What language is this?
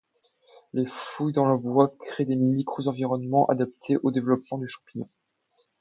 French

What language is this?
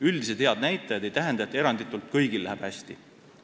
Estonian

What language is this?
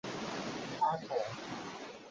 Cantonese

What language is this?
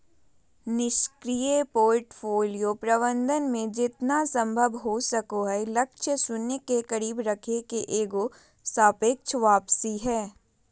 Magahi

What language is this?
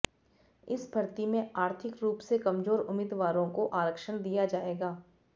Hindi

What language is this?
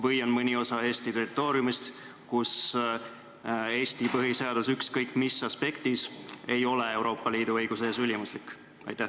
Estonian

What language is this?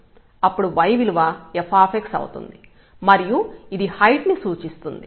Telugu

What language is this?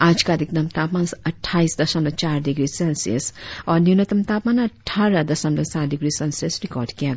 Hindi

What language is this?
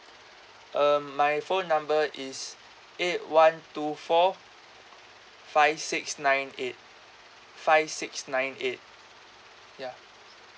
English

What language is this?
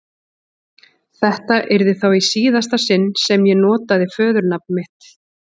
Icelandic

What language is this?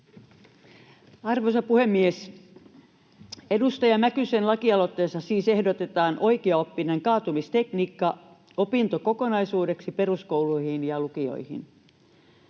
Finnish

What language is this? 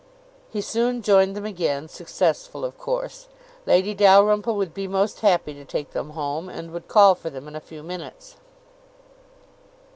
English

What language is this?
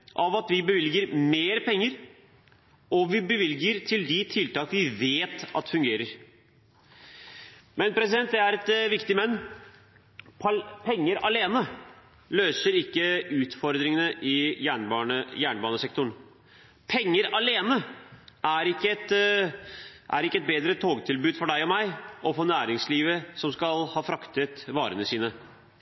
Norwegian Bokmål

